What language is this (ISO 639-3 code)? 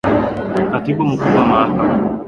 swa